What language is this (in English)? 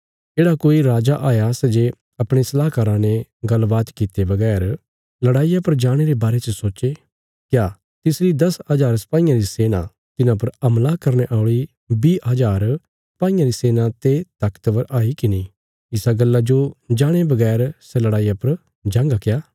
Bilaspuri